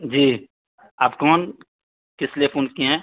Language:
Urdu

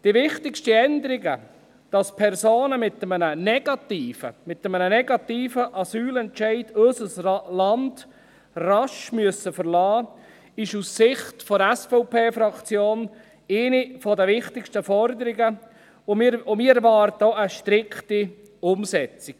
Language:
Swiss German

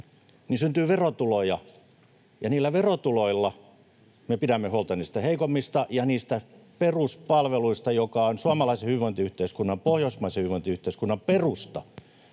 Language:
Finnish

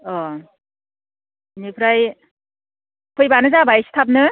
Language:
Bodo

